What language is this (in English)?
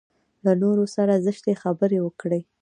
Pashto